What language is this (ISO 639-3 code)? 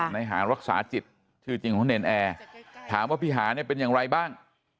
tha